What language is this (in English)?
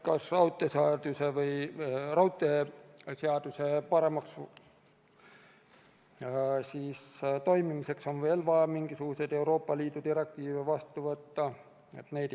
Estonian